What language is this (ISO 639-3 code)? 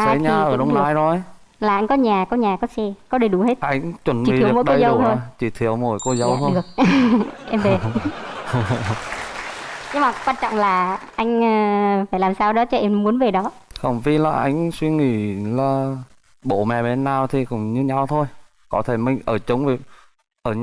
vie